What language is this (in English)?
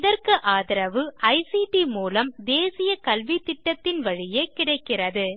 Tamil